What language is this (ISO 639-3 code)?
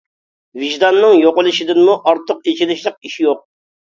uig